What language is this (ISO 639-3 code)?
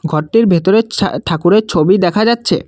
ben